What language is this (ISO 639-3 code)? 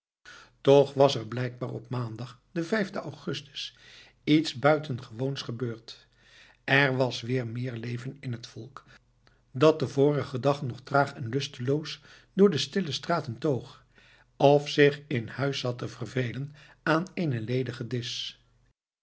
nld